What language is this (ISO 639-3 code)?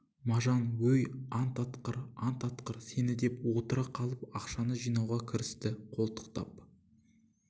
kaz